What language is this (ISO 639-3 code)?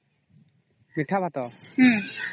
ori